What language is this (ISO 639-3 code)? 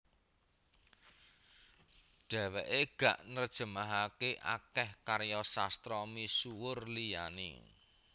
jav